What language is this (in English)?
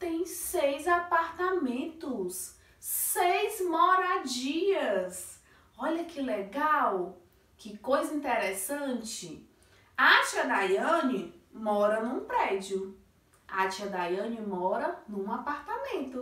Portuguese